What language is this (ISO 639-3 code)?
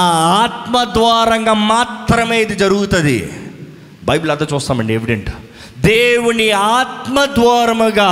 tel